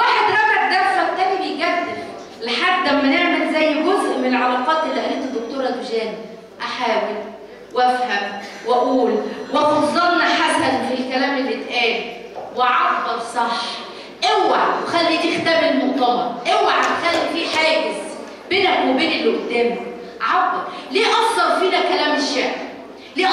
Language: Arabic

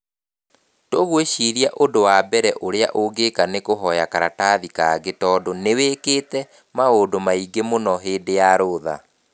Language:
Kikuyu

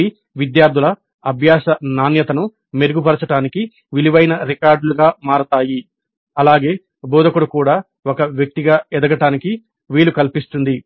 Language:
Telugu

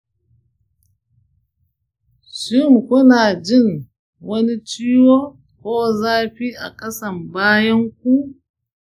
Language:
Hausa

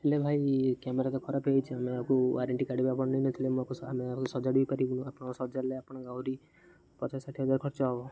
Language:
Odia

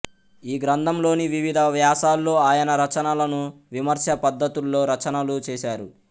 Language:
Telugu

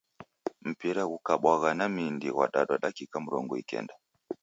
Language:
Taita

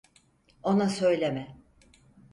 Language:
Turkish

